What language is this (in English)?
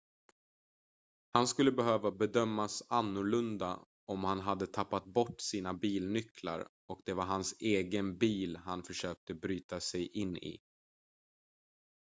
Swedish